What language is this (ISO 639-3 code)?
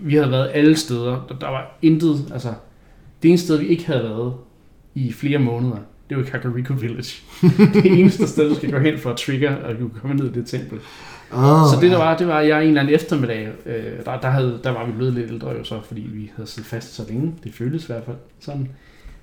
dan